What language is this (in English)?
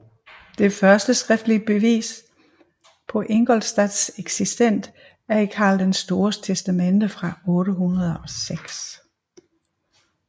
Danish